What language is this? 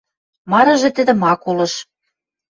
Western Mari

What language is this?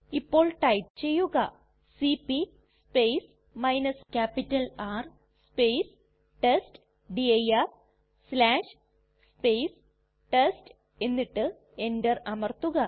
Malayalam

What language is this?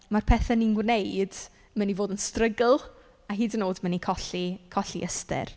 Welsh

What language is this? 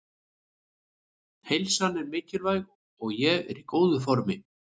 Icelandic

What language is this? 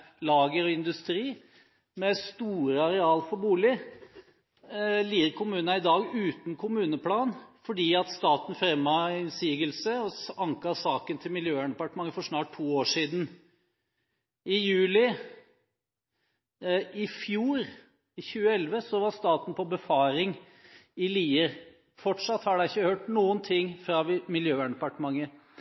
Norwegian Bokmål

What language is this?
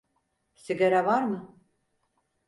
Turkish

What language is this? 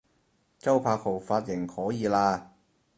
Cantonese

